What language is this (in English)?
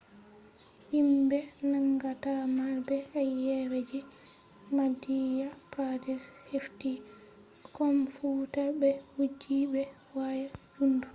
Fula